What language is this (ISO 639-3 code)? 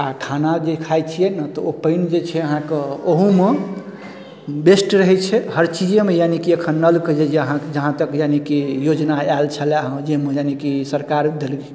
mai